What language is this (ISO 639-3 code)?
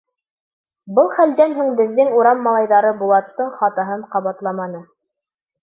bak